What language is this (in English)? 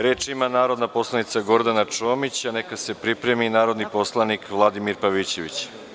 Serbian